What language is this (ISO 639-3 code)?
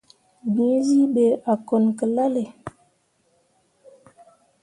mua